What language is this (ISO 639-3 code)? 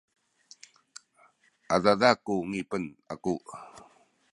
szy